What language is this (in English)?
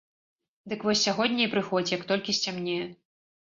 Belarusian